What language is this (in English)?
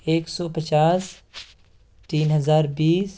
Urdu